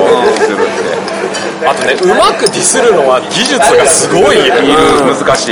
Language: Japanese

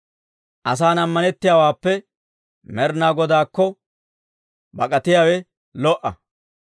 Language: Dawro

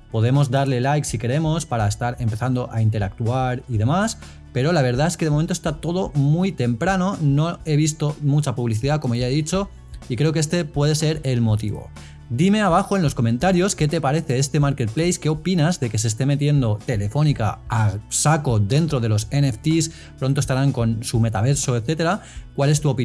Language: Spanish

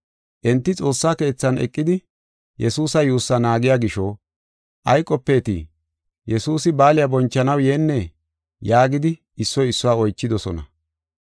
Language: Gofa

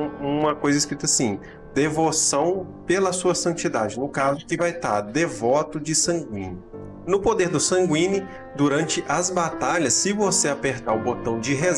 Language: Portuguese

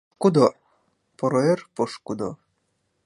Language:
Mari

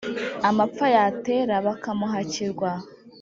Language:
Kinyarwanda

